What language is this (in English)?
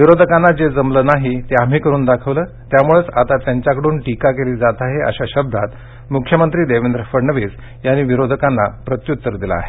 Marathi